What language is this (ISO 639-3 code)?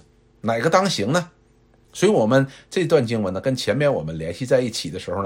zho